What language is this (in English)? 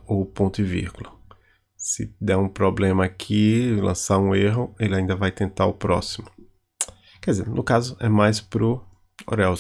Portuguese